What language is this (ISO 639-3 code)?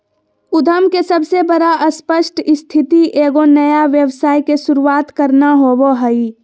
mag